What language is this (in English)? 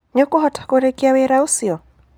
Kikuyu